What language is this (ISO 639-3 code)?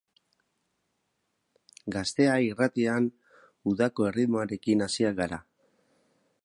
eus